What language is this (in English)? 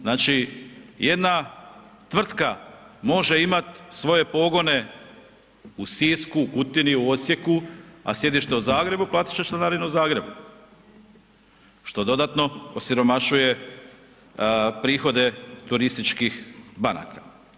Croatian